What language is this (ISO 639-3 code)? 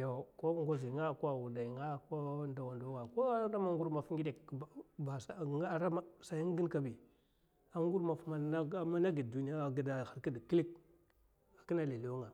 maf